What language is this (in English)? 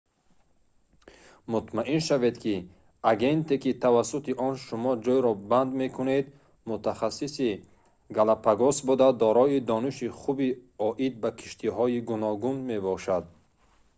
Tajik